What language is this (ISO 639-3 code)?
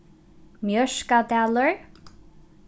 fao